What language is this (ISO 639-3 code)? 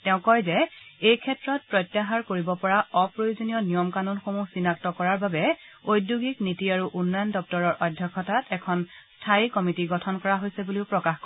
asm